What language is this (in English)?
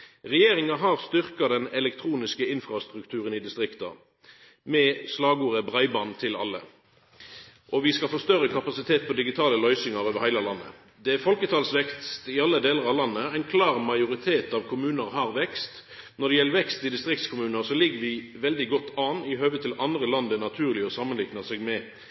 Norwegian Nynorsk